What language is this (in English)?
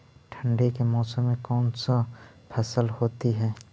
Magahi